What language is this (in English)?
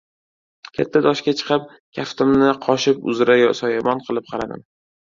Uzbek